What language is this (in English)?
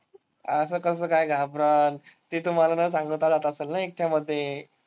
Marathi